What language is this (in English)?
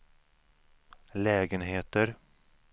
Swedish